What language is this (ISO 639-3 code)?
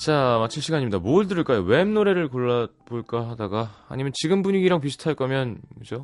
kor